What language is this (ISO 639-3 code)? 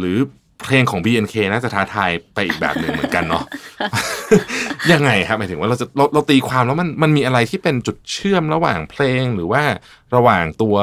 tha